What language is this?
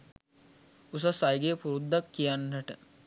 Sinhala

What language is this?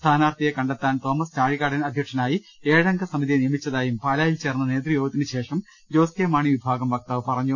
Malayalam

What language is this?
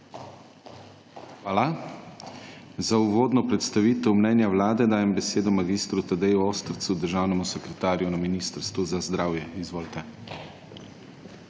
Slovenian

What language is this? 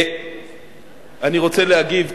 Hebrew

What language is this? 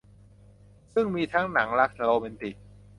Thai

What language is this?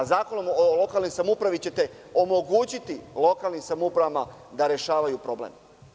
Serbian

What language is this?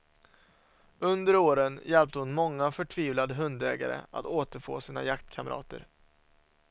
Swedish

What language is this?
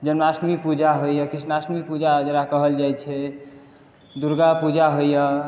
Maithili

